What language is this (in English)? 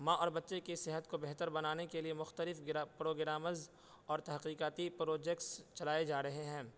Urdu